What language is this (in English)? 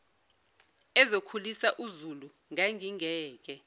Zulu